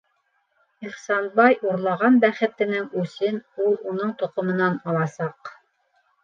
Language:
Bashkir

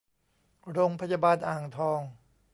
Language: Thai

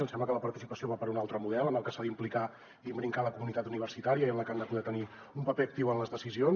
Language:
Catalan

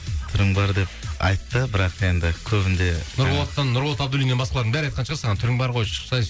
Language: Kazakh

